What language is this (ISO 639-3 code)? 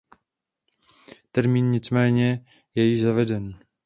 ces